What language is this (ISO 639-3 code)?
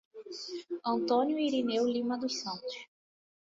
por